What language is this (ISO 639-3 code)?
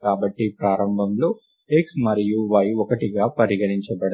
tel